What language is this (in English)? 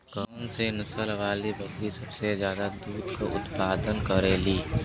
Bhojpuri